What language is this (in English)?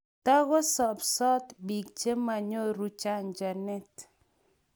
Kalenjin